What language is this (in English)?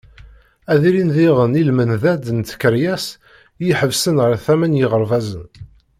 Kabyle